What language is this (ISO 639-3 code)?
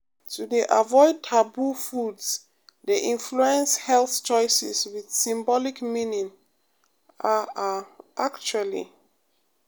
pcm